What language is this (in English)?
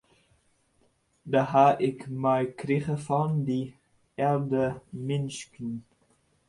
Western Frisian